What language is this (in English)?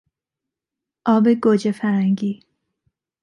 Persian